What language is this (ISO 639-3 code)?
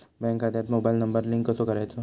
mar